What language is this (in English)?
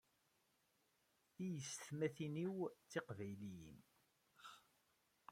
Kabyle